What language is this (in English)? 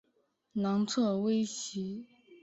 Chinese